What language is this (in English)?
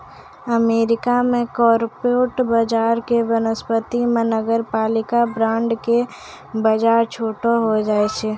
Maithili